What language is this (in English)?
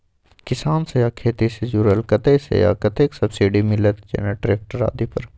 Maithili